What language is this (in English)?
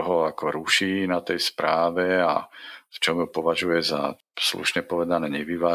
Slovak